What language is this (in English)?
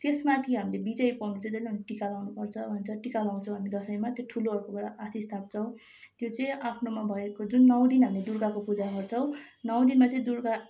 Nepali